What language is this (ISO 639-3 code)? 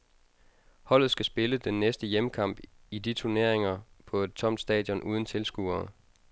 dan